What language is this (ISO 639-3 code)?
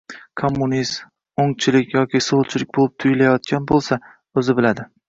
uzb